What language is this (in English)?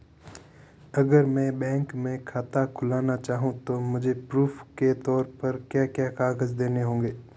Hindi